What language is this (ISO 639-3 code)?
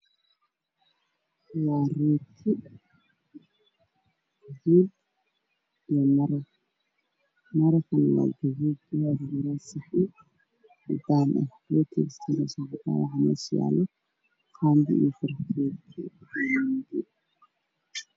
som